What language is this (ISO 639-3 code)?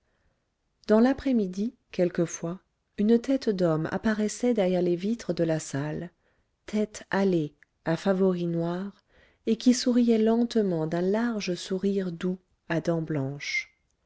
fra